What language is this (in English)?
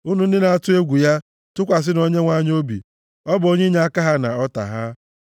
Igbo